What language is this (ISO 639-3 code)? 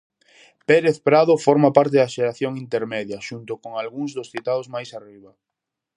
glg